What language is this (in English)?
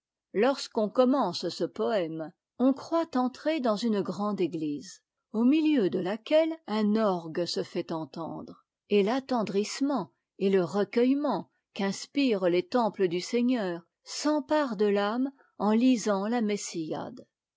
French